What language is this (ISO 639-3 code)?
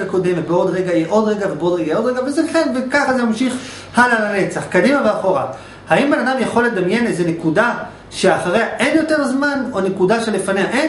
heb